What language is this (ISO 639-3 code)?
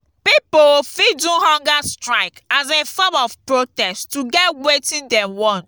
pcm